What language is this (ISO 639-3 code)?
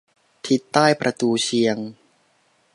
tha